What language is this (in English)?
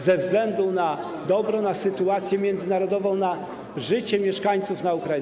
Polish